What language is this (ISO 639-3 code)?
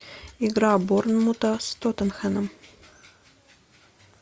rus